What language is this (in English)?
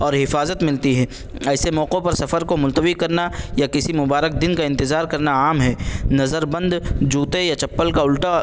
Urdu